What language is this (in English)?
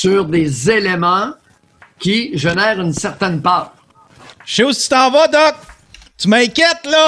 French